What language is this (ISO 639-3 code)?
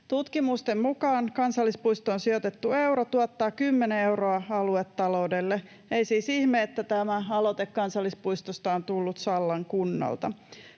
fin